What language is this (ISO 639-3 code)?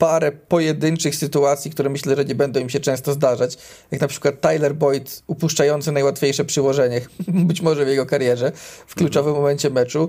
pol